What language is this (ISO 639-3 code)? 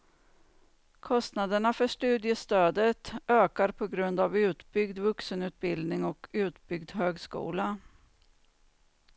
swe